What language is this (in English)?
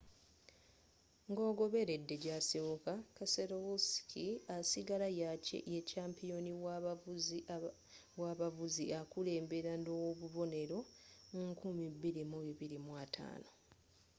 Ganda